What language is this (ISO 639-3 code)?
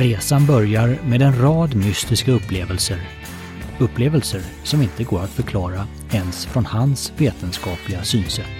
swe